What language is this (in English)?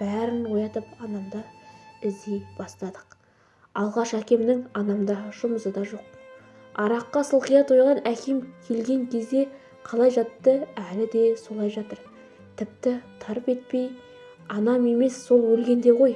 Turkish